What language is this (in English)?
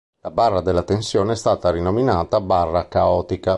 Italian